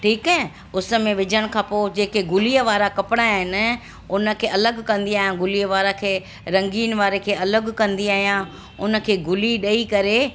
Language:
Sindhi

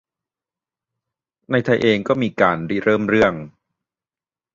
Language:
Thai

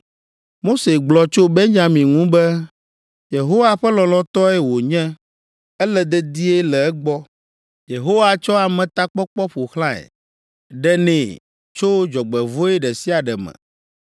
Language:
Ewe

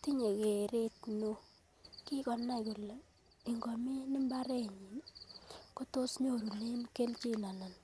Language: Kalenjin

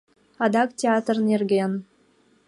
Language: Mari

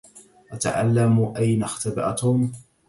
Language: Arabic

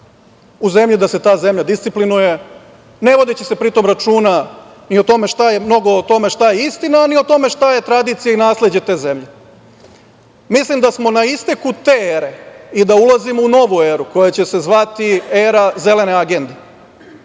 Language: Serbian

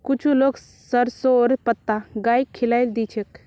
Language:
Magahi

